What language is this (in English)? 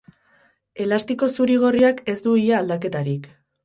Basque